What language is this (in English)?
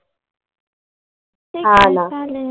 Marathi